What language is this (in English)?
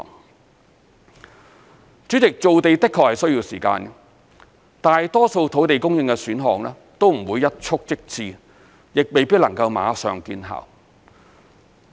Cantonese